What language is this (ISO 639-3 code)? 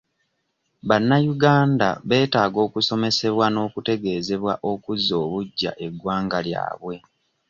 lug